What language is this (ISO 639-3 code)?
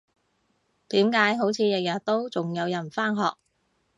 yue